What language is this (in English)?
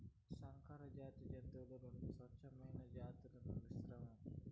Telugu